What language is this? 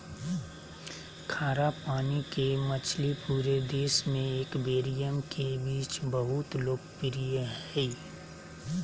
Magahi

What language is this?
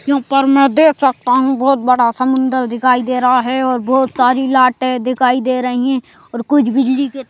Hindi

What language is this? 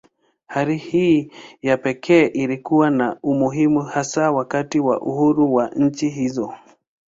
Swahili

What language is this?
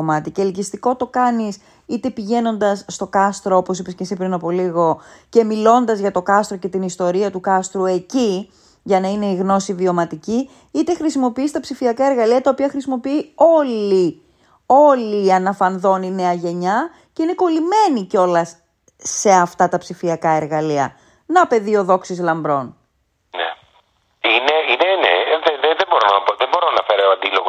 Greek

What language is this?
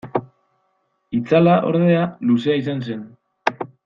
Basque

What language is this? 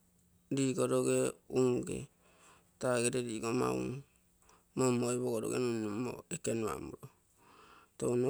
Terei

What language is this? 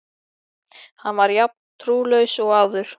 Icelandic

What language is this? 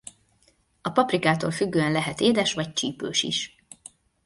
Hungarian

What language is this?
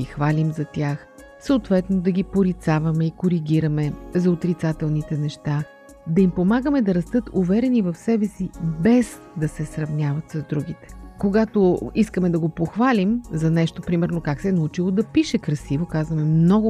Bulgarian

